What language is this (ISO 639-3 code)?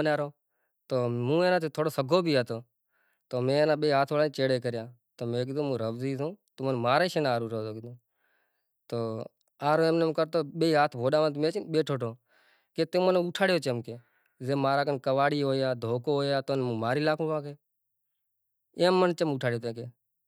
gjk